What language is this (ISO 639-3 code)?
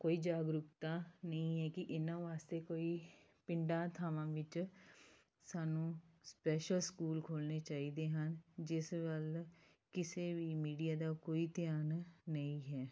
pan